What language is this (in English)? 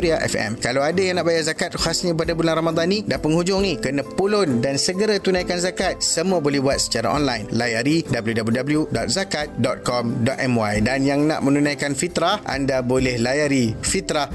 Malay